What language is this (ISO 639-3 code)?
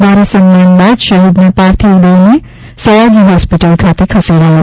guj